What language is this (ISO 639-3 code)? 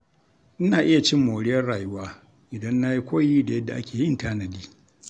hau